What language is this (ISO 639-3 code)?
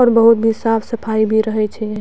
mai